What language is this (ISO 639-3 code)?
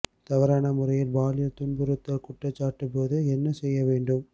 tam